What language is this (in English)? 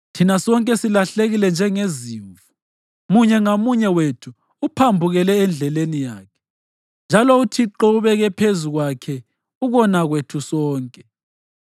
North Ndebele